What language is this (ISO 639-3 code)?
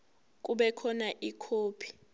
zul